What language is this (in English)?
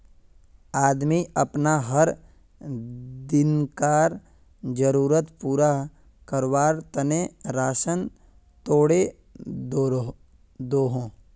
Magahi